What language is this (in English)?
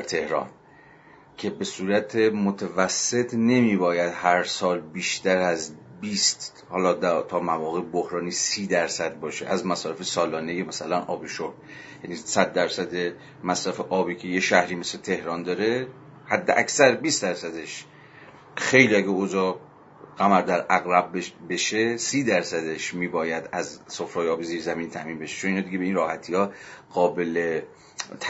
Persian